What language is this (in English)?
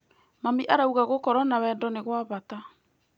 Kikuyu